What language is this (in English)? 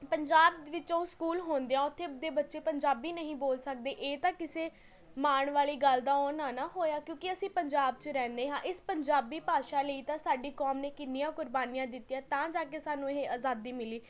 Punjabi